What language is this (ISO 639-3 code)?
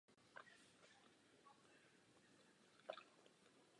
ces